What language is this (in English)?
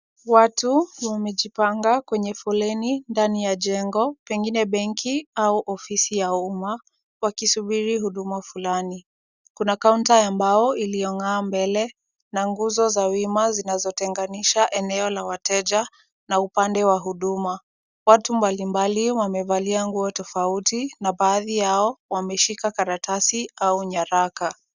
Swahili